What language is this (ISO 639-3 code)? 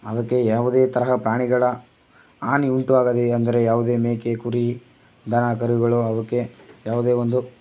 kan